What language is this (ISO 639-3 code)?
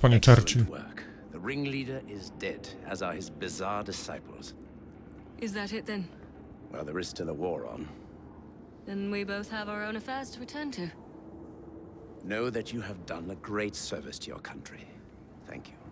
pol